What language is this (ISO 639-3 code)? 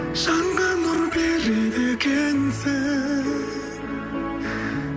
kaz